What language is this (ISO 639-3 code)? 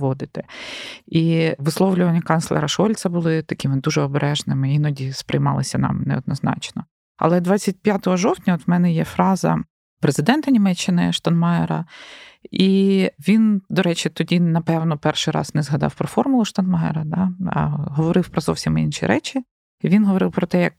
ukr